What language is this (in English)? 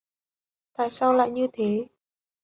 Vietnamese